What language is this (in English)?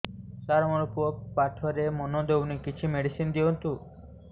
Odia